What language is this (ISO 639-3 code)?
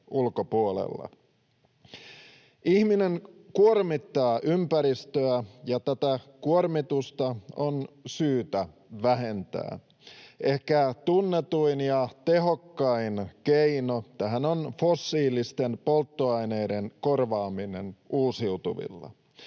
fin